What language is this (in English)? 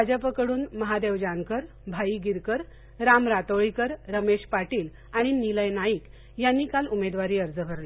Marathi